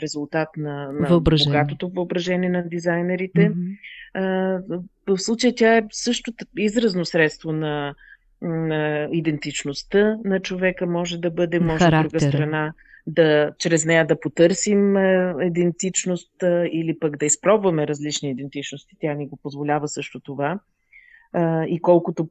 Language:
Bulgarian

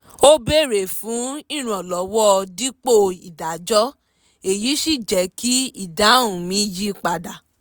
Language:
Yoruba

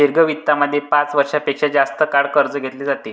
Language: Marathi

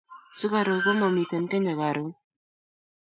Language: Kalenjin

